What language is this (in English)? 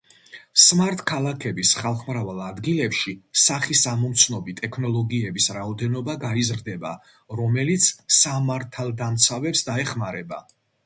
Georgian